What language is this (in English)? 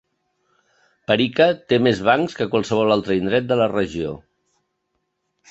Catalan